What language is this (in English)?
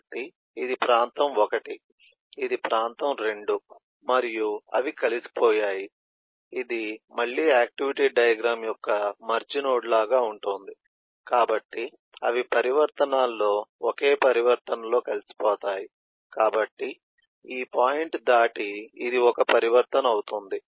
Telugu